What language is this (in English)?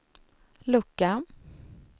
Swedish